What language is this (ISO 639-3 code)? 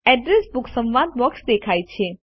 guj